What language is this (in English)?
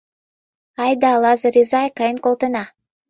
Mari